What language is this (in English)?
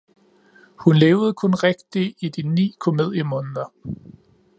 Danish